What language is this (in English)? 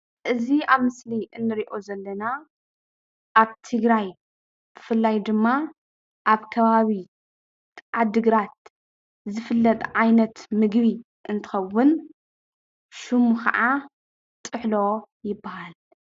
Tigrinya